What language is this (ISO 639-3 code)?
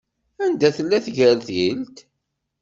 kab